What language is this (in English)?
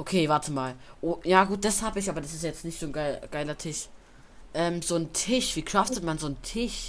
German